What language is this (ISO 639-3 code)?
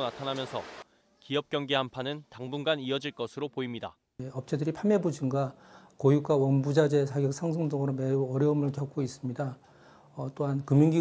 kor